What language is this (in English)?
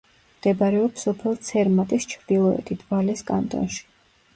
Georgian